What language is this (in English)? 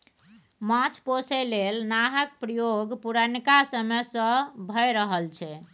Maithili